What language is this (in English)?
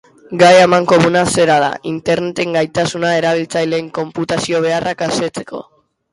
Basque